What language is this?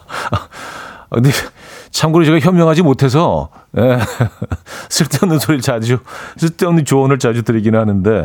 Korean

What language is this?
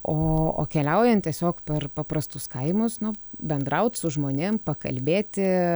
Lithuanian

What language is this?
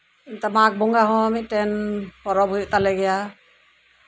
Santali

